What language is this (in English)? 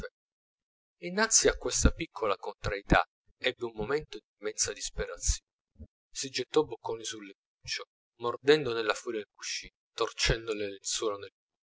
Italian